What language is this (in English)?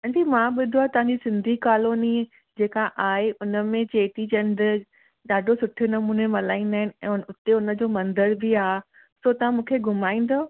Sindhi